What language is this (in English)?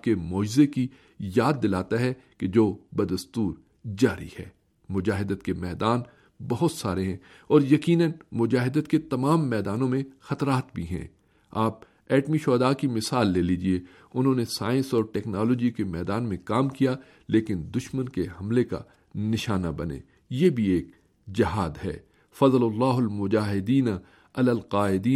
Urdu